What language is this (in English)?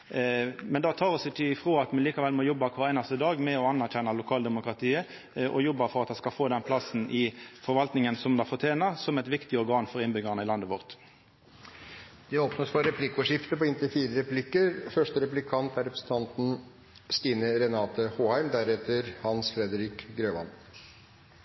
Norwegian